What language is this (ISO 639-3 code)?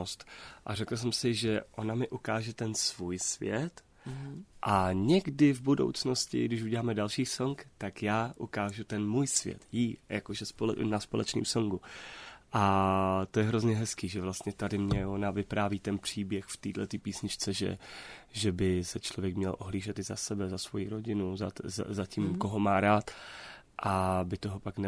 ces